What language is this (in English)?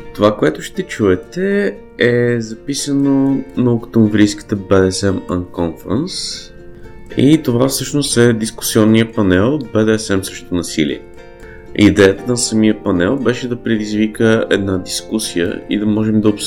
Bulgarian